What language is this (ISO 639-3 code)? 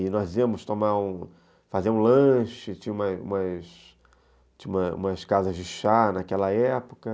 por